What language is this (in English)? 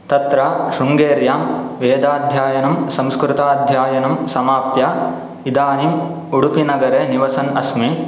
Sanskrit